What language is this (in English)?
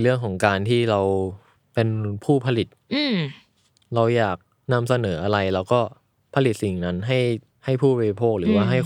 Thai